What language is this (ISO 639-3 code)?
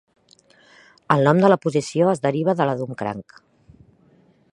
cat